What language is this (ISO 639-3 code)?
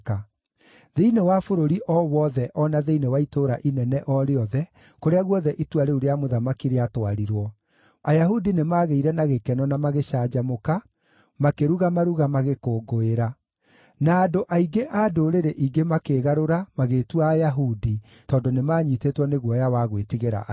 kik